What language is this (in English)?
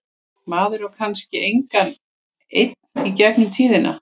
Icelandic